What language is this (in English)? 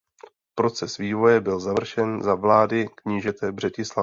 Czech